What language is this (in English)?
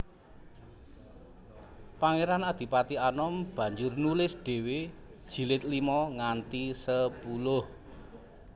Javanese